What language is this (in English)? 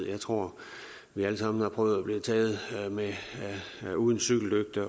Danish